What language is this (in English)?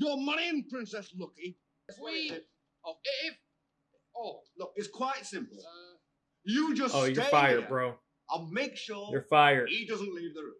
English